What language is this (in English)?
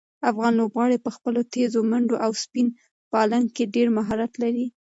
Pashto